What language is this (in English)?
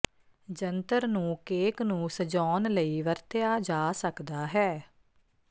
Punjabi